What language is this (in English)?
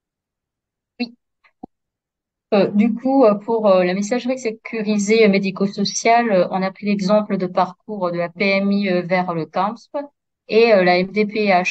French